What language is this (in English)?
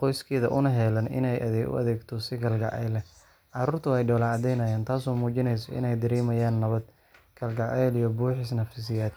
Somali